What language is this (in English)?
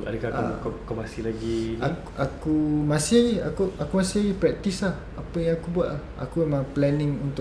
Malay